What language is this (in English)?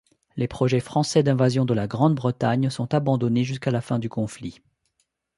French